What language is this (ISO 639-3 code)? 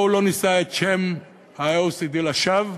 heb